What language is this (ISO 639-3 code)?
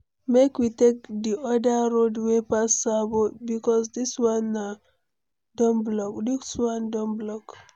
pcm